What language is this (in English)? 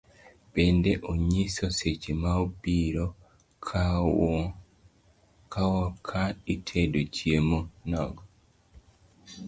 Luo (Kenya and Tanzania)